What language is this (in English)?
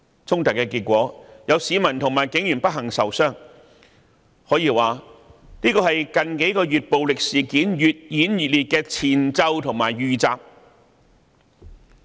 Cantonese